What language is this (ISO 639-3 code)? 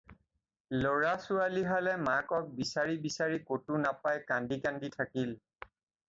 asm